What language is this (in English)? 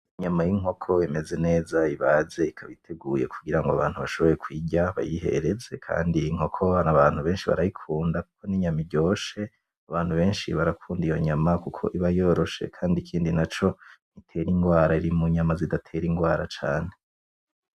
Rundi